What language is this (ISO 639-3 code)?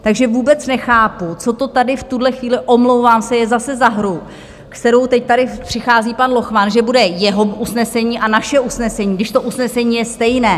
ces